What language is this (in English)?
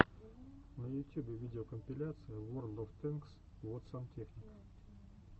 Russian